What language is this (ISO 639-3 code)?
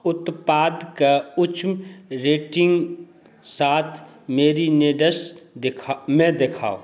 mai